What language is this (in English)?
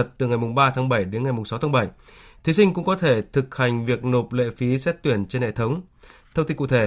Vietnamese